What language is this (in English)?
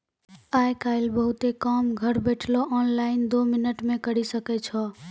Maithili